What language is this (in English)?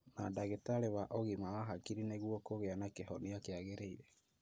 Kikuyu